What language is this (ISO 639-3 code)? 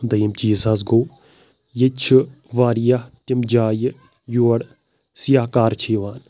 kas